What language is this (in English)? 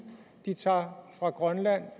Danish